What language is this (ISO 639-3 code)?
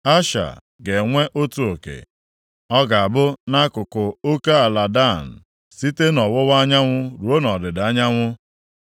ibo